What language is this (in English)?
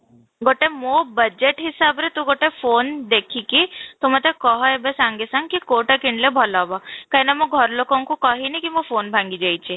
Odia